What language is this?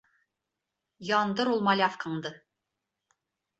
Bashkir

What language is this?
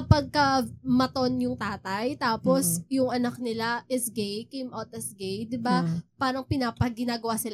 Filipino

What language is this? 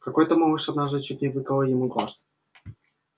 Russian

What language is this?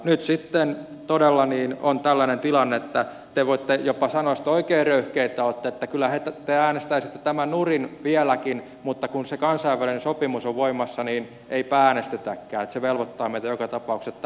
Finnish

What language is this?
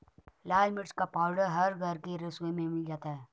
Hindi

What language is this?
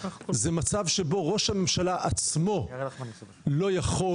Hebrew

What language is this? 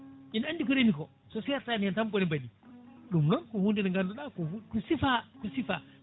Fula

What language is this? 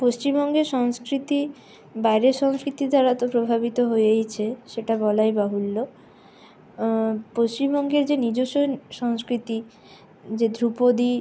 Bangla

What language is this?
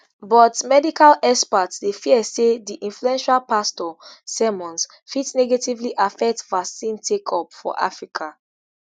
Nigerian Pidgin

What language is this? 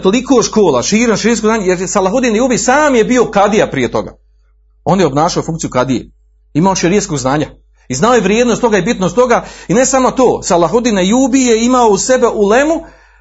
Croatian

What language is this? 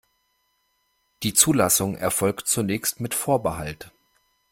German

